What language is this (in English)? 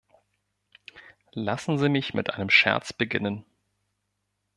German